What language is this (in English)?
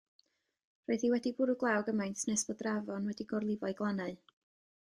Welsh